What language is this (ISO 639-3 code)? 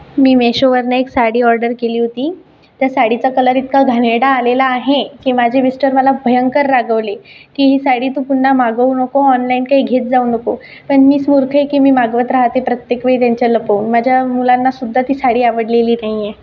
mar